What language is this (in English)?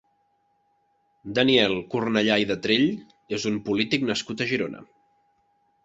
Catalan